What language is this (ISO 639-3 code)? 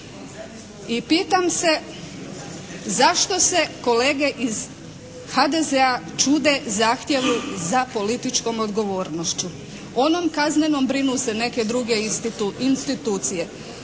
hrv